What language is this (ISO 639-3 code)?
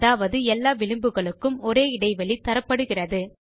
tam